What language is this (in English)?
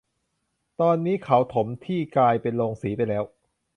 Thai